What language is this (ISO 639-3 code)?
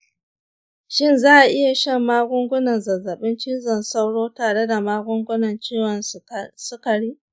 hau